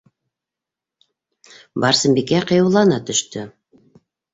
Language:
Bashkir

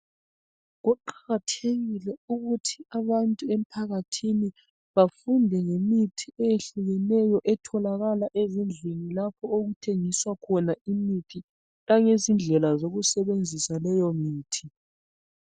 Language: North Ndebele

